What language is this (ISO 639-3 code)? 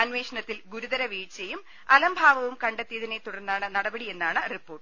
mal